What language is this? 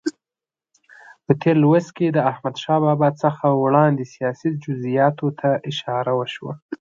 Pashto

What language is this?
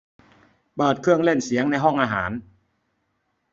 Thai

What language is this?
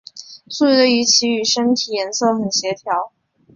Chinese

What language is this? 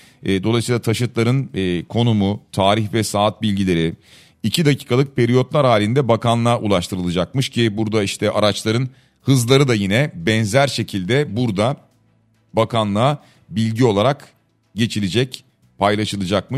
Turkish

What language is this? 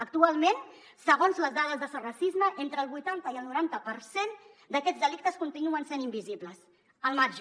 Catalan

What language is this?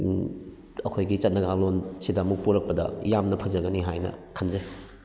Manipuri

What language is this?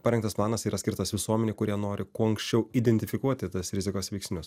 Lithuanian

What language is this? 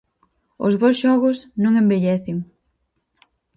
Galician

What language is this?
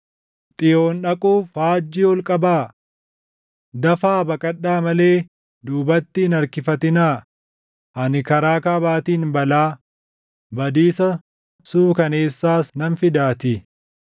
Oromo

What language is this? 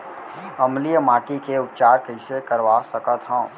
Chhattisgarhi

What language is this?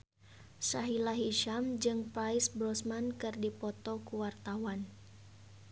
Sundanese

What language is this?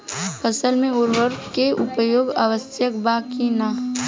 Bhojpuri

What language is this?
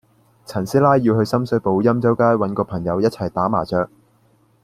Cantonese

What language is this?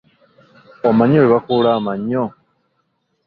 Ganda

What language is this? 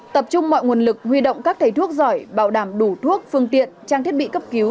Vietnamese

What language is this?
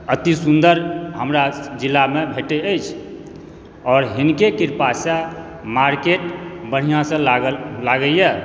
Maithili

